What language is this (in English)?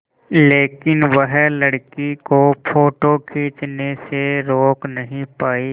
Hindi